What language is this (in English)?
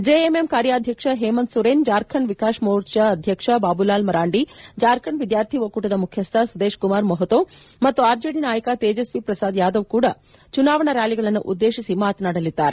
Kannada